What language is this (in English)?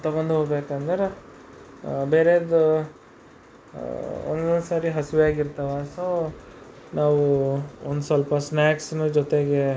Kannada